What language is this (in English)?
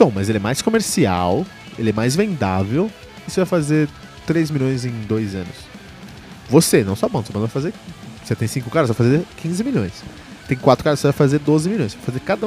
Portuguese